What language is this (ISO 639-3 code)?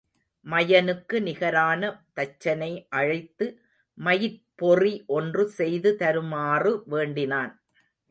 tam